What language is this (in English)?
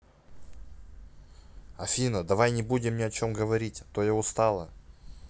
Russian